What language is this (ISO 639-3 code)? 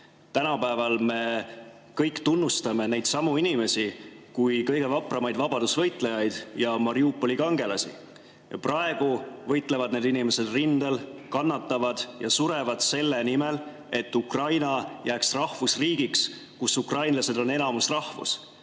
est